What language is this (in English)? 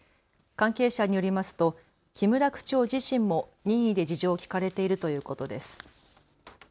Japanese